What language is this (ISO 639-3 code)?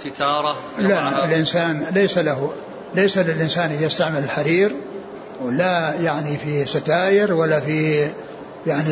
ara